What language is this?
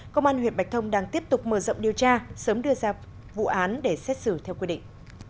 Vietnamese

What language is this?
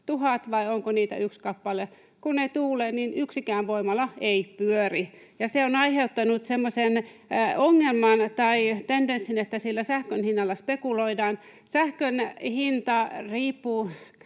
Finnish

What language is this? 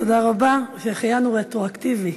Hebrew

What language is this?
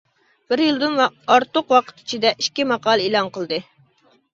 Uyghur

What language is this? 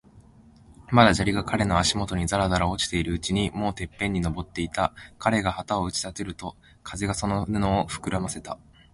Japanese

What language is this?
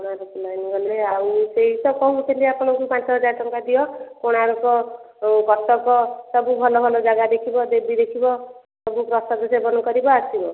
Odia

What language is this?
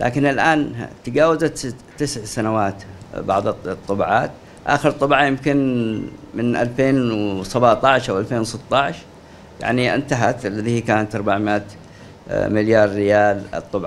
Arabic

